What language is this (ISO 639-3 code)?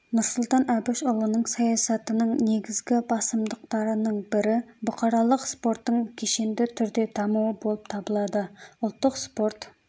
kaz